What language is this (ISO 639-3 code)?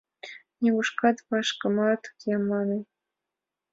chm